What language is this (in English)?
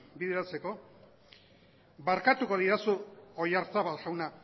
Basque